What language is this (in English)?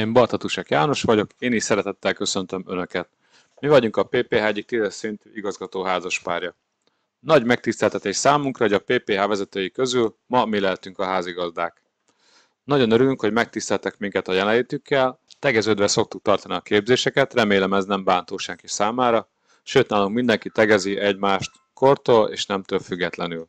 Hungarian